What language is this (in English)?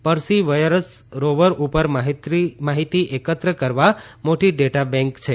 Gujarati